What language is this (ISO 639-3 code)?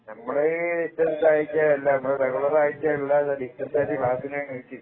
mal